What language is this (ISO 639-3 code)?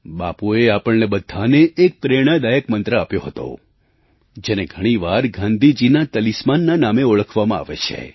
guj